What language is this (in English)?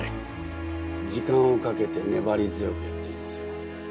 Japanese